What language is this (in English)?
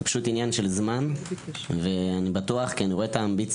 Hebrew